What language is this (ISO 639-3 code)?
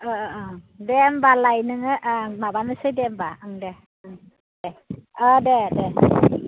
brx